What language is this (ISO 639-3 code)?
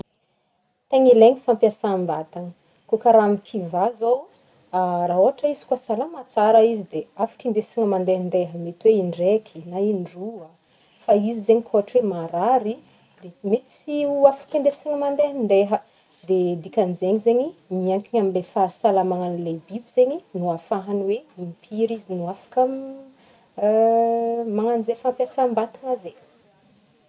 bmm